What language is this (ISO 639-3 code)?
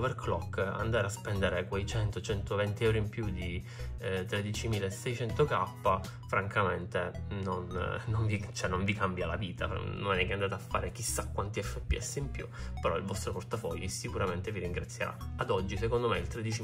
ita